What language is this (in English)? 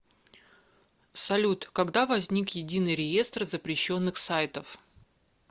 Russian